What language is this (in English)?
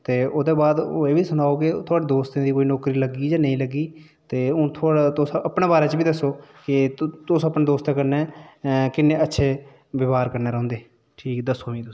Dogri